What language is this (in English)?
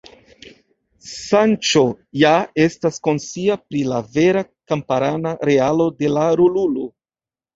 Esperanto